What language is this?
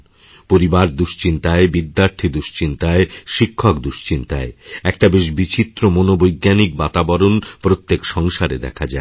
Bangla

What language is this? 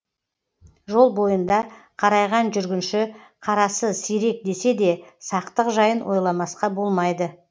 Kazakh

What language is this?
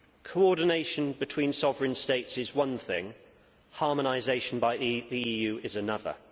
English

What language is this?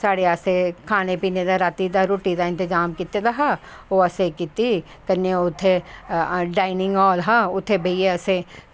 Dogri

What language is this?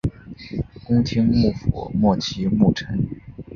Chinese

